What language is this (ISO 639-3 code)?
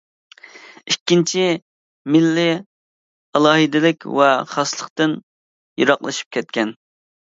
uig